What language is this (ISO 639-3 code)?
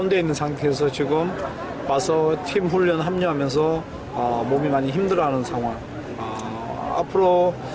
ind